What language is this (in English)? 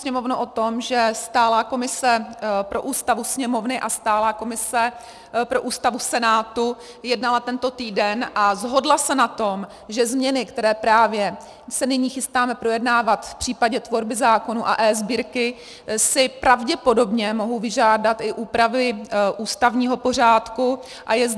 Czech